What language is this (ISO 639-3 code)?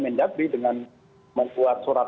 ind